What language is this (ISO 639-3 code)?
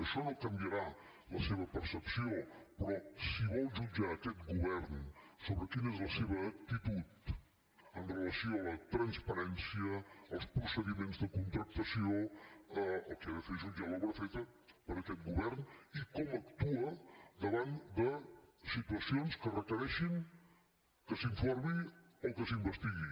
cat